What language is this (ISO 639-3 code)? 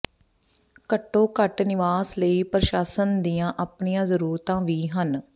pan